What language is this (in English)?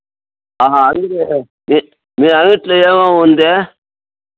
Telugu